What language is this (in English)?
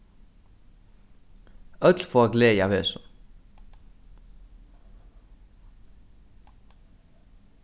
Faroese